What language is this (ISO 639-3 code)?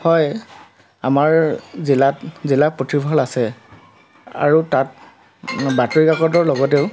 asm